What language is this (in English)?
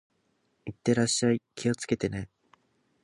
Japanese